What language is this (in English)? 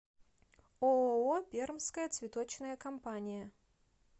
Russian